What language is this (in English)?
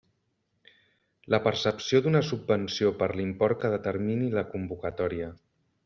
Catalan